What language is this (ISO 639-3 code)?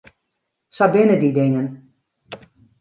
fry